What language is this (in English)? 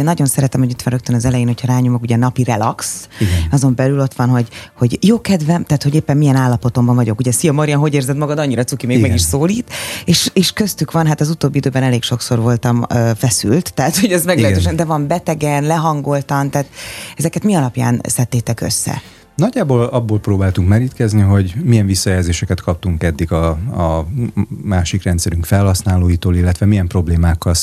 Hungarian